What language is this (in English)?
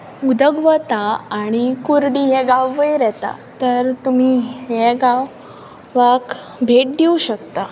Konkani